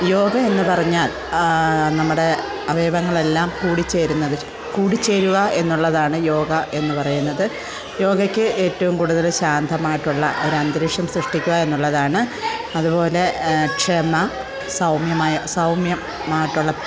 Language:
Malayalam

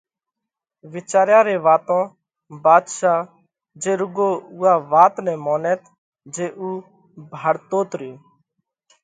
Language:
Parkari Koli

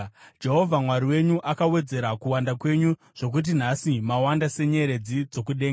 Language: Shona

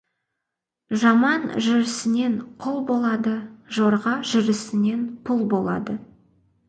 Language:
Kazakh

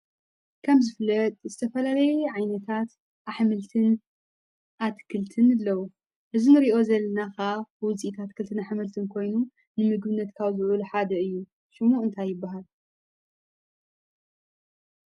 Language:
Tigrinya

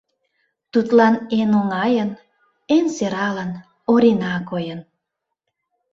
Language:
Mari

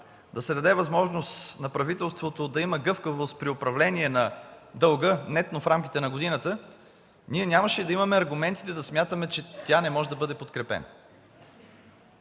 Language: Bulgarian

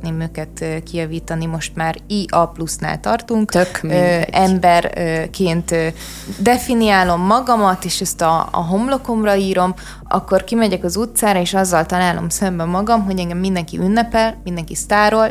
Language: Hungarian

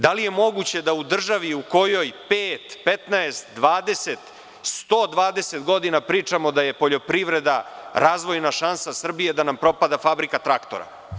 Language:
Serbian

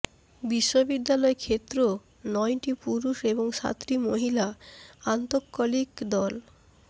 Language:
Bangla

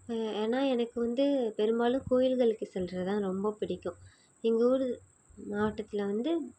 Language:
Tamil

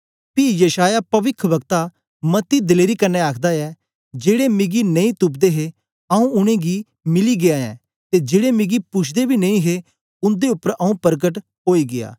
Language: Dogri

